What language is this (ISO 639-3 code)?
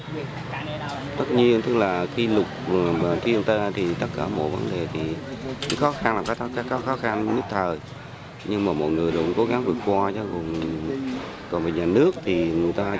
vie